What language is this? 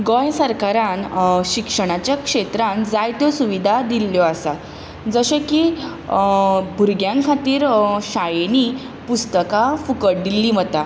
Konkani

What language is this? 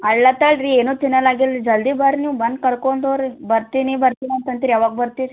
Kannada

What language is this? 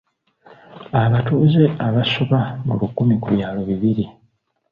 Ganda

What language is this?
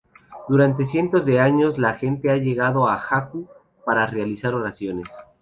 Spanish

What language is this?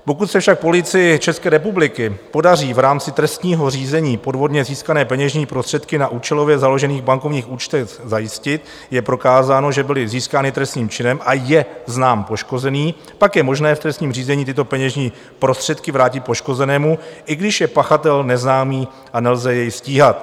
Czech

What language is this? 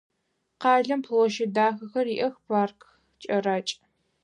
Adyghe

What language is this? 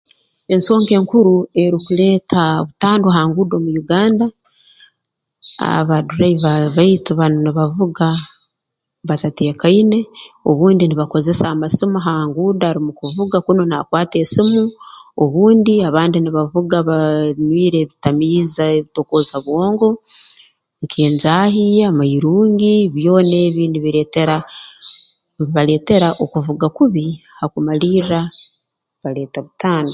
Tooro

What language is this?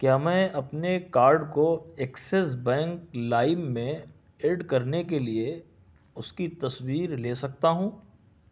Urdu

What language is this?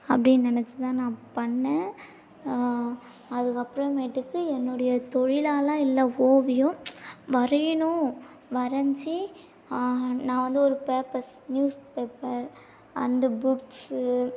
Tamil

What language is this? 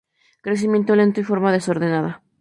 Spanish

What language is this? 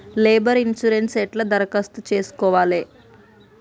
Telugu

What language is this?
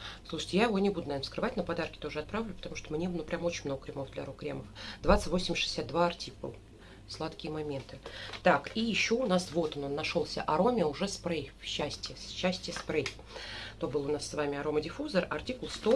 Russian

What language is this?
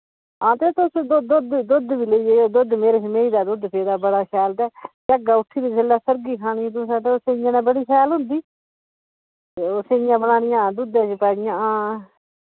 Dogri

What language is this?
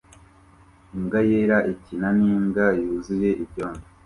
Kinyarwanda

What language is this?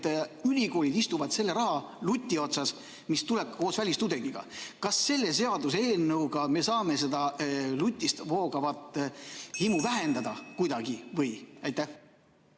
Estonian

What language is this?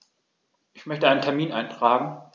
German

